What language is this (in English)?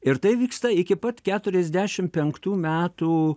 Lithuanian